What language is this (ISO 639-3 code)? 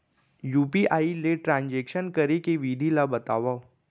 hne